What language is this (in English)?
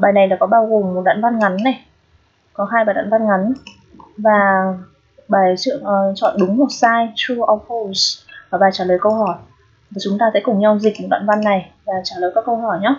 Vietnamese